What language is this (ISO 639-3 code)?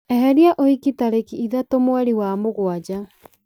kik